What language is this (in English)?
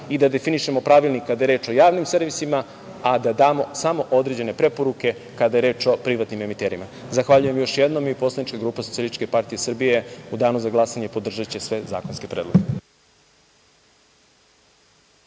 Serbian